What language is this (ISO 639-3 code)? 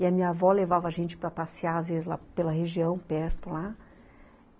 por